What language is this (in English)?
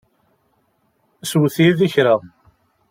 Kabyle